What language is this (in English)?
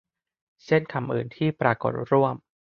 Thai